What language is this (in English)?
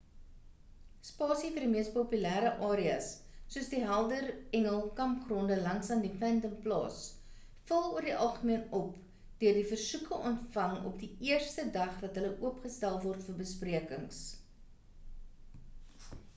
Afrikaans